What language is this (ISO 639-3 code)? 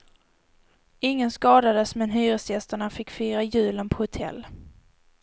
swe